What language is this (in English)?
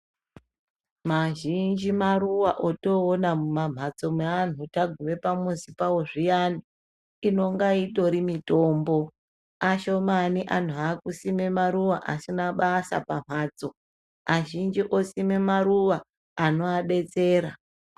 Ndau